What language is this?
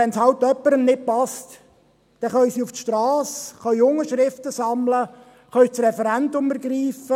Swiss German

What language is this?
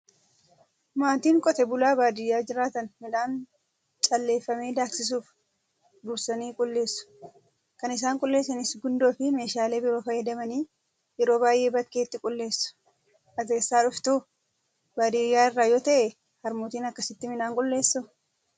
Oromo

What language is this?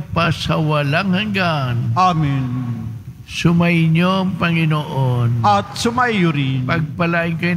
Filipino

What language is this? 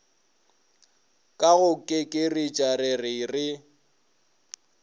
Northern Sotho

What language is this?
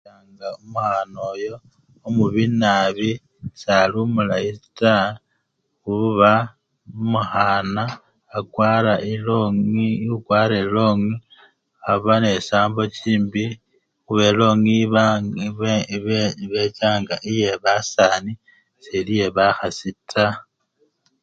Luyia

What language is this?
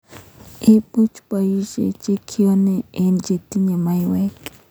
Kalenjin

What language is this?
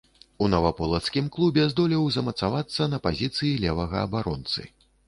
Belarusian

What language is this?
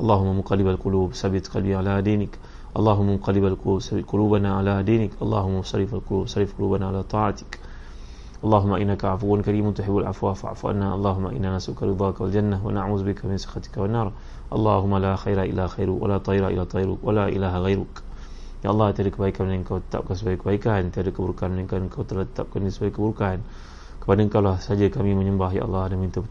Malay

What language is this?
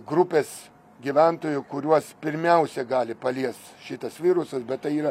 Lithuanian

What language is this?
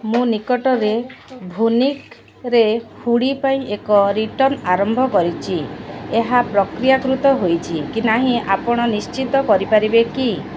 Odia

